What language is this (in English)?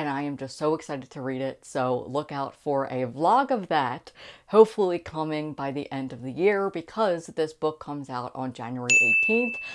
English